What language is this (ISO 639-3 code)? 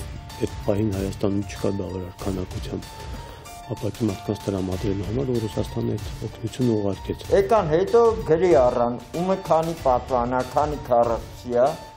tur